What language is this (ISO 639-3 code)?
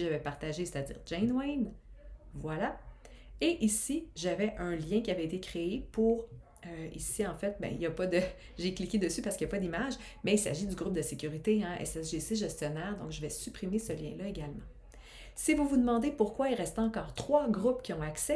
fra